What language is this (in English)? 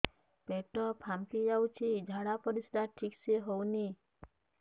Odia